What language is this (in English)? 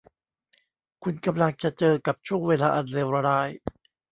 Thai